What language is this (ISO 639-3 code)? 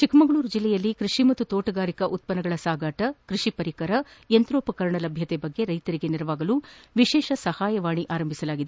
kan